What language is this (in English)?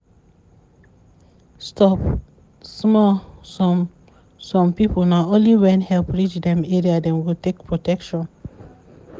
Nigerian Pidgin